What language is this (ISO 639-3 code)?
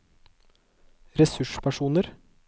nor